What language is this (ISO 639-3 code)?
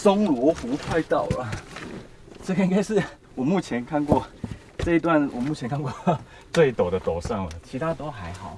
zho